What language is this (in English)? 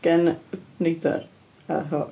Welsh